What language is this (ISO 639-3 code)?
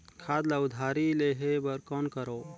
hne